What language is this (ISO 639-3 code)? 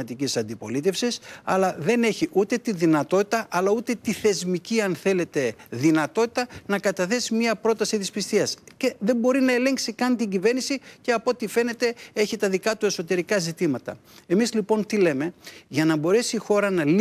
ell